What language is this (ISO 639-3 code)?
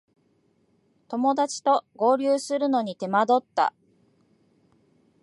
jpn